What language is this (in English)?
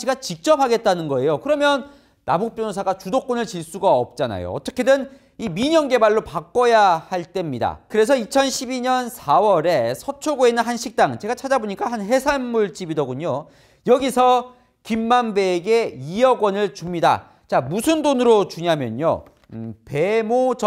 Korean